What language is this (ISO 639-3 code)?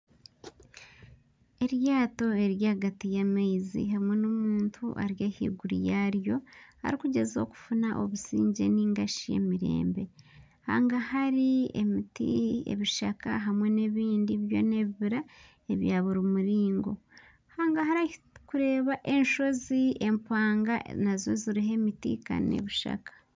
nyn